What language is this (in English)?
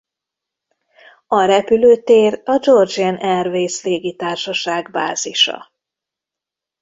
Hungarian